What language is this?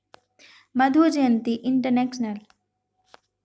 Magahi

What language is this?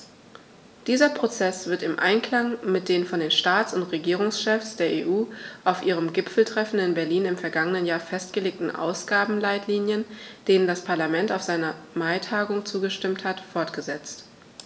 German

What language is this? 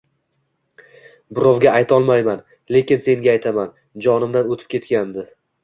Uzbek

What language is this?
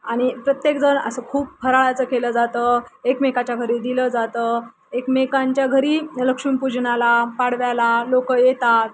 Marathi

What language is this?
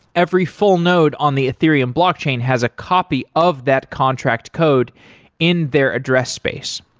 English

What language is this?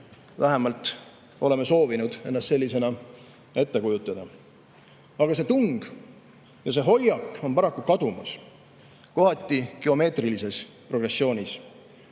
Estonian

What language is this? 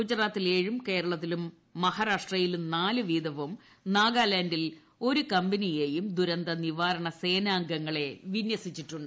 Malayalam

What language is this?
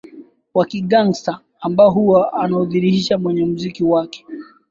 Swahili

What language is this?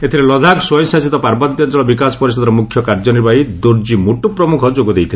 Odia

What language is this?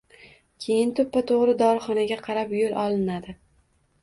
Uzbek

